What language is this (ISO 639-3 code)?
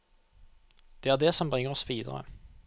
nor